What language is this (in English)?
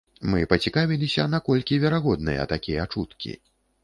Belarusian